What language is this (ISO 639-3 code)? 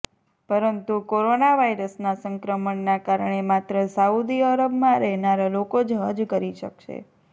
guj